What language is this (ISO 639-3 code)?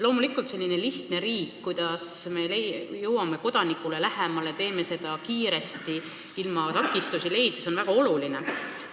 est